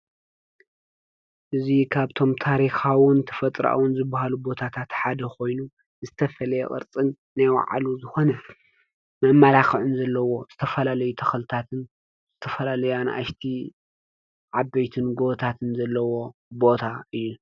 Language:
Tigrinya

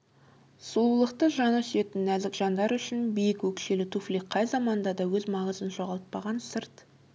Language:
Kazakh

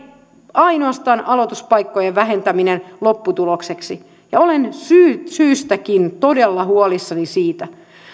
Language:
Finnish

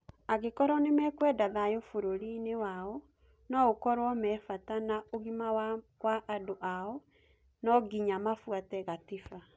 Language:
Kikuyu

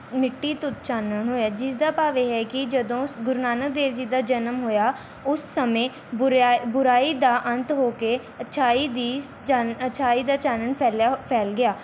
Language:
Punjabi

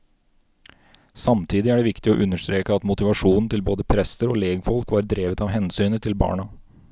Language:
Norwegian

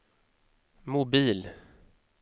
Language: Swedish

